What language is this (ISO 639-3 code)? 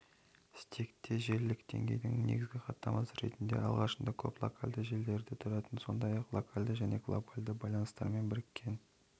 kaz